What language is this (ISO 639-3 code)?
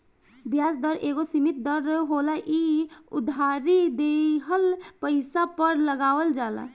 bho